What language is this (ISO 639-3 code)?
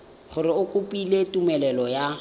tsn